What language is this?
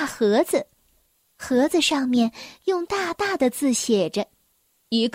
Chinese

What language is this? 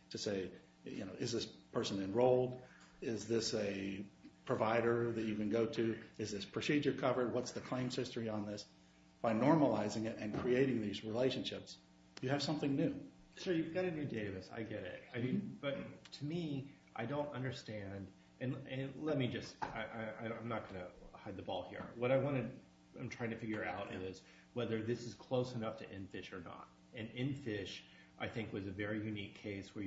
English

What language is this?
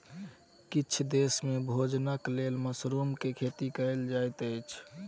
Maithili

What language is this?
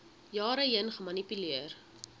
Afrikaans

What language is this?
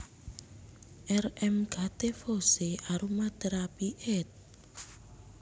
Javanese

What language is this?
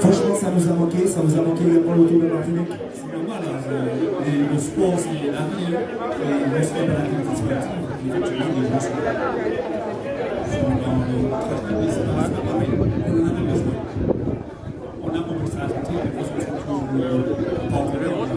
French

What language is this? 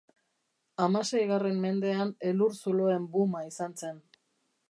Basque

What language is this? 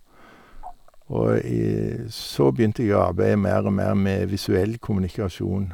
Norwegian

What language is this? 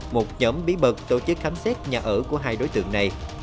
Vietnamese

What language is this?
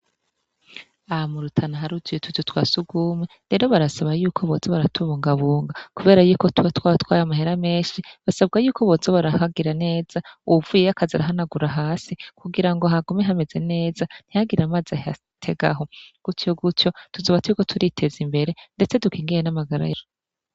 Rundi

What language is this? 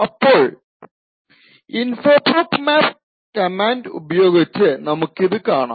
Malayalam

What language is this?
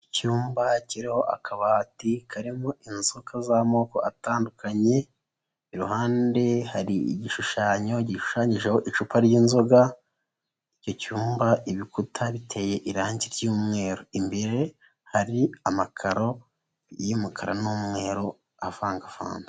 Kinyarwanda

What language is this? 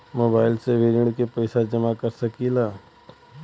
Bhojpuri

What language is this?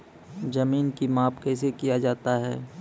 Maithili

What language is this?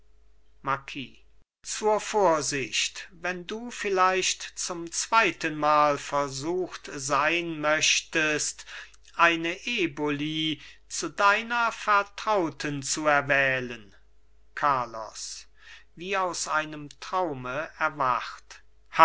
German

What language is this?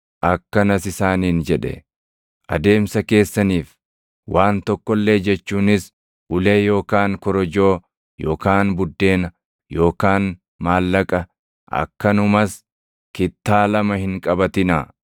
Oromo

